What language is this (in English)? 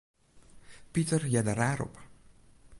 Western Frisian